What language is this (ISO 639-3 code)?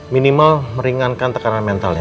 ind